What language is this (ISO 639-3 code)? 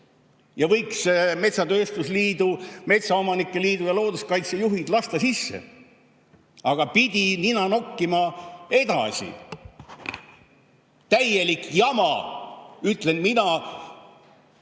est